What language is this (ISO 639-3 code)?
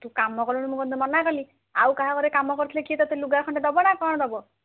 ori